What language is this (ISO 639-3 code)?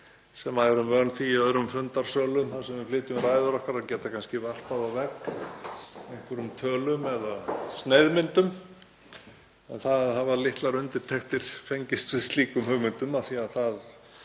isl